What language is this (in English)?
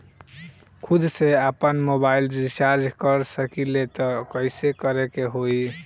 Bhojpuri